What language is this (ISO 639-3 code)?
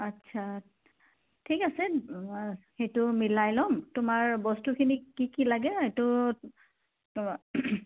asm